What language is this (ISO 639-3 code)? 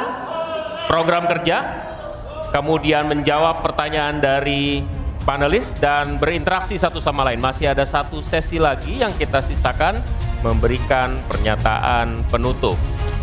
ind